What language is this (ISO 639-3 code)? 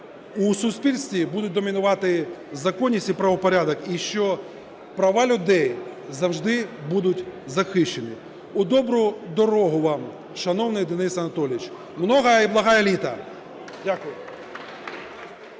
ukr